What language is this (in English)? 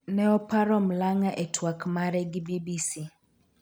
Luo (Kenya and Tanzania)